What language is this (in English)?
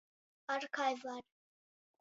Latgalian